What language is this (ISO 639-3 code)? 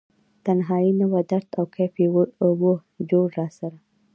pus